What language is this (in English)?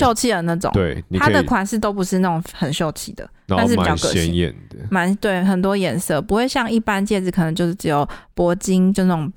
Chinese